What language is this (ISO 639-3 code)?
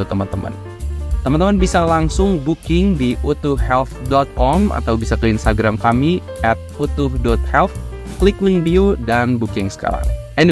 ind